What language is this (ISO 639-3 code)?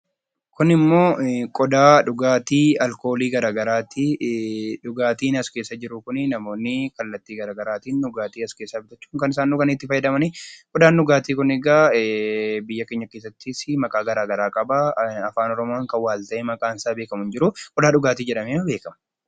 orm